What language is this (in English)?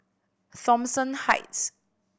English